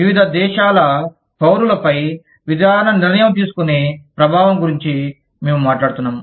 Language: Telugu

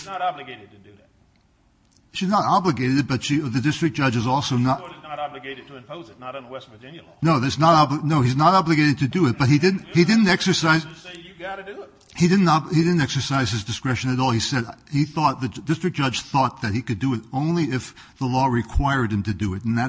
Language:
English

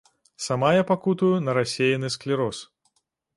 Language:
Belarusian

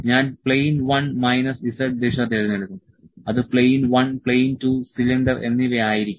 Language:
Malayalam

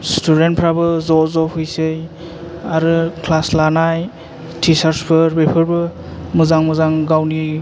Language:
Bodo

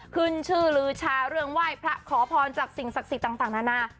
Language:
Thai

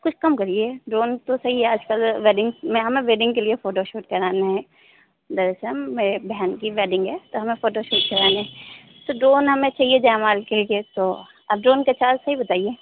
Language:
Hindi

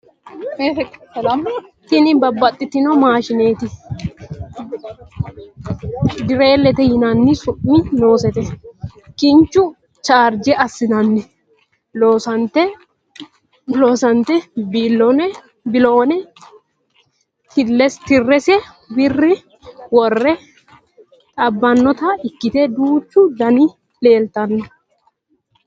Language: Sidamo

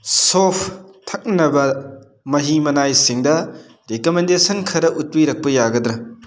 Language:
Manipuri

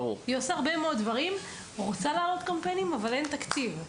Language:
Hebrew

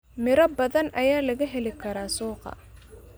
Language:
Somali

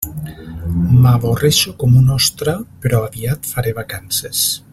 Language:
Catalan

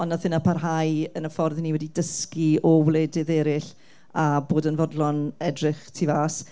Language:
Welsh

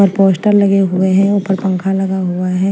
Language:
Hindi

